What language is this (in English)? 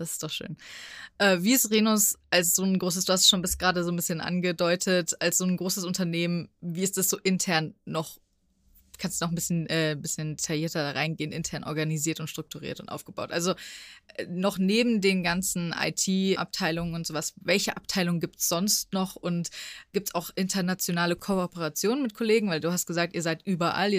German